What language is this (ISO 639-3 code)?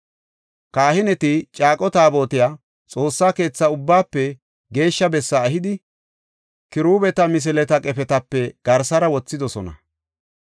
gof